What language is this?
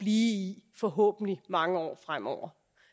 Danish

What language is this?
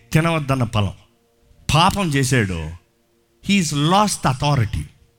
Telugu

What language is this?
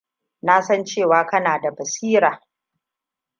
Hausa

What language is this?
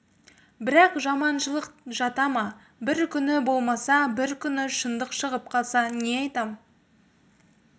Kazakh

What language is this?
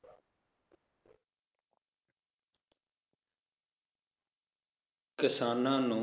Punjabi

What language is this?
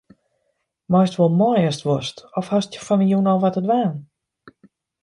Western Frisian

